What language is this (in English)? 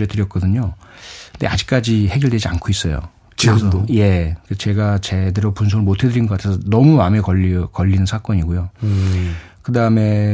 Korean